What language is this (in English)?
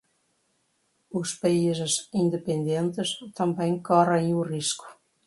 Portuguese